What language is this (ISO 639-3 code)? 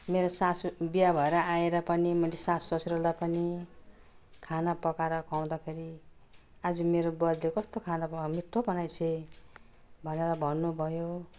nep